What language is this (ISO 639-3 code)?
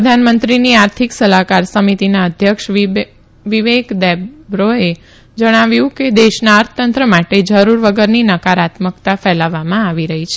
guj